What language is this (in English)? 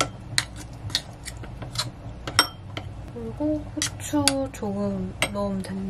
Korean